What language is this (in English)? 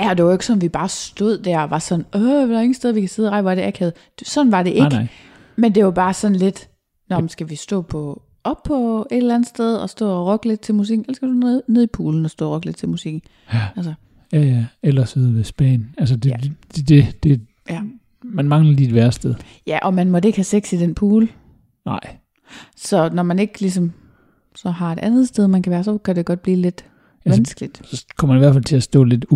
Danish